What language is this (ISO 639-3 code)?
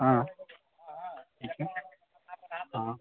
mai